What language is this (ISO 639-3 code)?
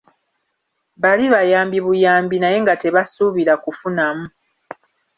lug